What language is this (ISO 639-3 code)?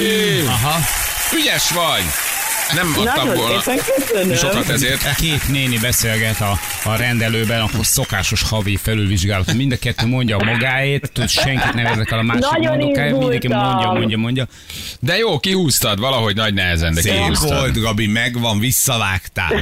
hun